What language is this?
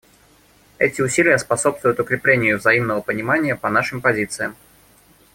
Russian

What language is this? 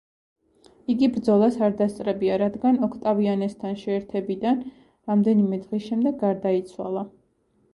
Georgian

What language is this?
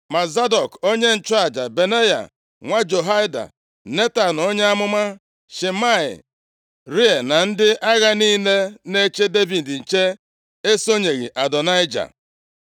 Igbo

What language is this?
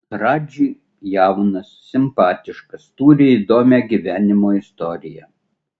Lithuanian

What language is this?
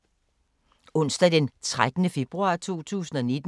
Danish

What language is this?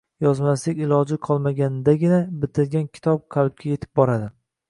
Uzbek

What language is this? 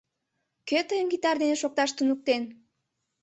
Mari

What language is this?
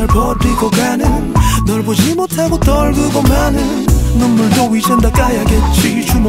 Arabic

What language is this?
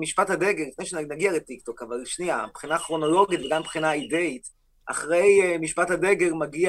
Hebrew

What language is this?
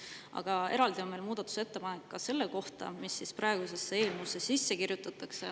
Estonian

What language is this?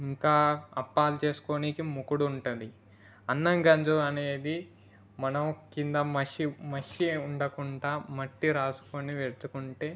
Telugu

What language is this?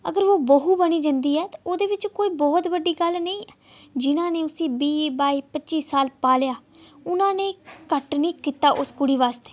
Dogri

